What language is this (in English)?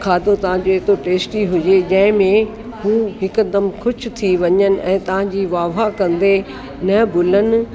Sindhi